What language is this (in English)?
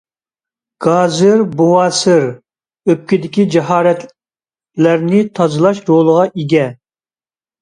Uyghur